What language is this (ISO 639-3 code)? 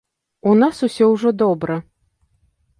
bel